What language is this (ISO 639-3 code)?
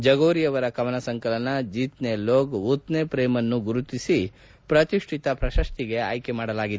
kan